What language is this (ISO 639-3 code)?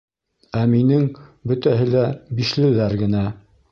bak